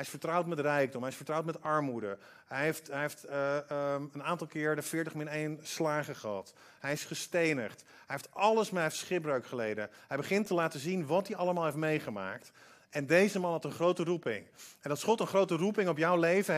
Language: Dutch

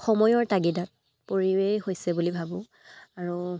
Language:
Assamese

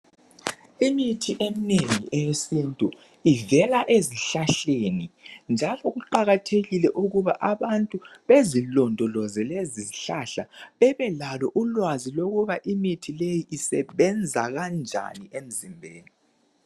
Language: North Ndebele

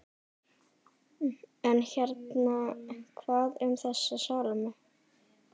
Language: Icelandic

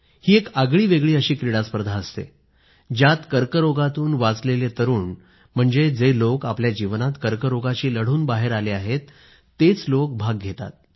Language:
Marathi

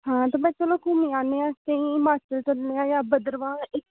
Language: Dogri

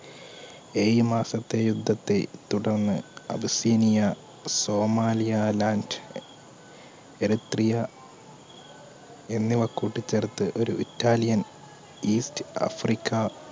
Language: Malayalam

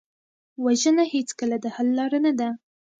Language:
Pashto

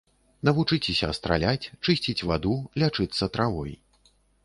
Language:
Belarusian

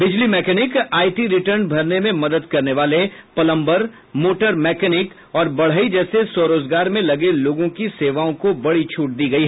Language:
Hindi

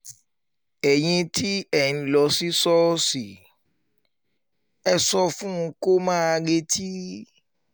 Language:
Yoruba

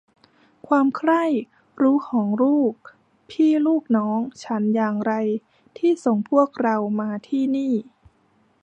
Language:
Thai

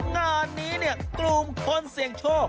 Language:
Thai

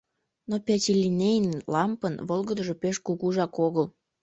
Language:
Mari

